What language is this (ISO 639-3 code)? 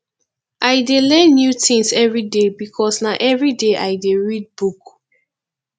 pcm